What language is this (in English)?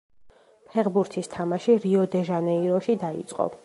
Georgian